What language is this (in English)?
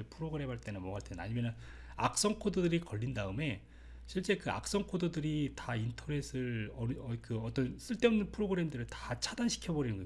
Korean